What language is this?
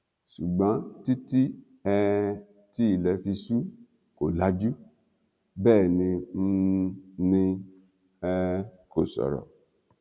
Yoruba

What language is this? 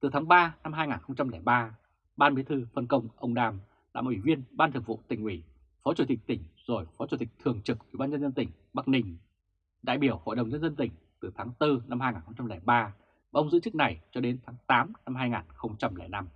Vietnamese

